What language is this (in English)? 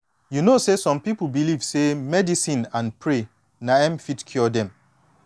Nigerian Pidgin